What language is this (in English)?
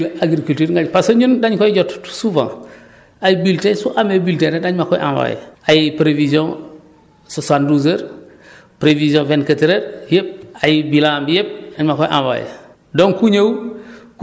Wolof